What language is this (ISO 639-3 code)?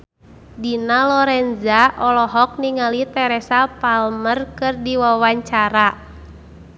sun